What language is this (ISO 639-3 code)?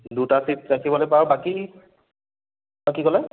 asm